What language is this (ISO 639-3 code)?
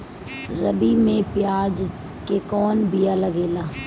bho